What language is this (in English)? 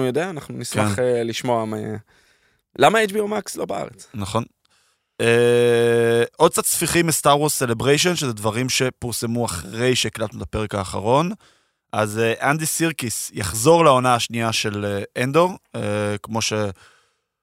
Hebrew